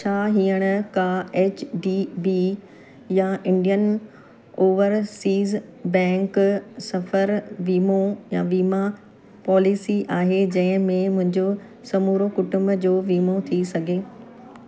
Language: Sindhi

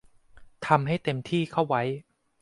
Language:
Thai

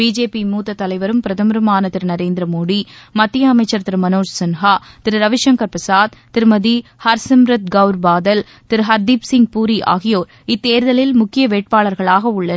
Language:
Tamil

